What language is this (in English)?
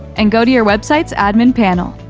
English